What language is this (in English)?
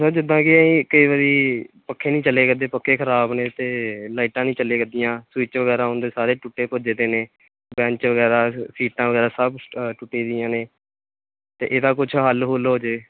Punjabi